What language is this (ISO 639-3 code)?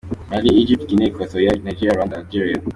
kin